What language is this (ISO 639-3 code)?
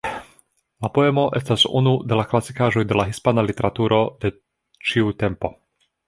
epo